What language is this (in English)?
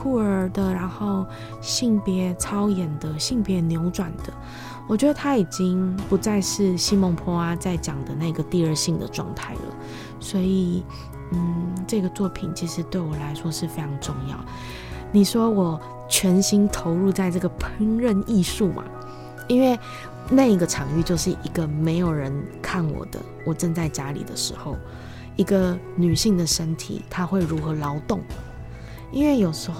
Chinese